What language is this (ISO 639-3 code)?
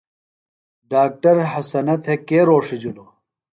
phl